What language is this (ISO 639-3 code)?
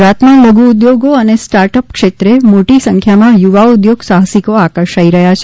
guj